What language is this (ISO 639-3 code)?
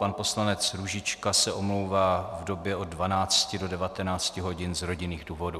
ces